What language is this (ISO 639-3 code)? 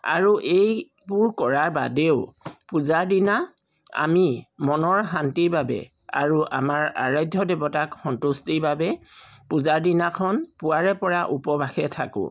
asm